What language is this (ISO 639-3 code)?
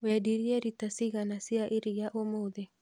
kik